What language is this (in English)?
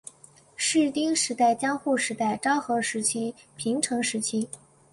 Chinese